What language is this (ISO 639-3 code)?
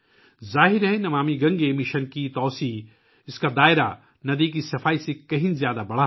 urd